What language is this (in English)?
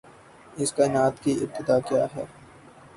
Urdu